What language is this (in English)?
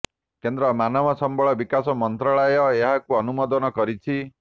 Odia